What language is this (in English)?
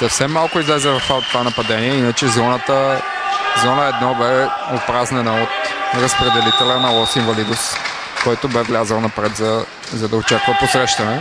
Bulgarian